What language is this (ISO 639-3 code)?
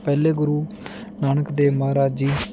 pan